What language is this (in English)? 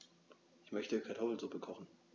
German